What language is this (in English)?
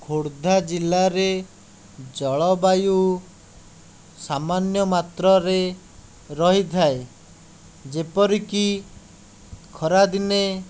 Odia